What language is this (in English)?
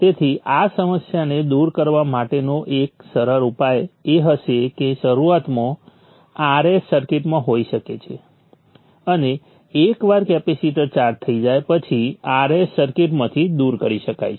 Gujarati